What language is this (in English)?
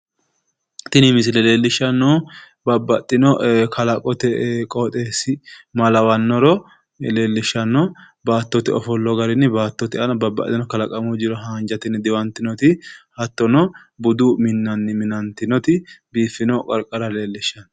Sidamo